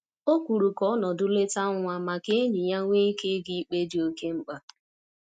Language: Igbo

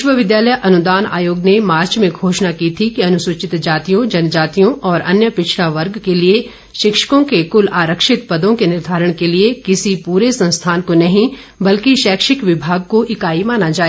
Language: Hindi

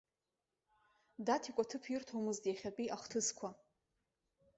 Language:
Abkhazian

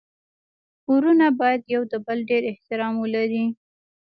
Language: Pashto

